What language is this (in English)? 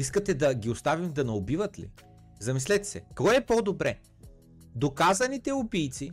Bulgarian